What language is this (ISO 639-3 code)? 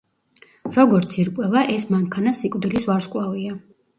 kat